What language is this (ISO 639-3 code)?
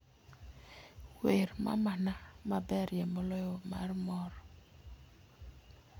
luo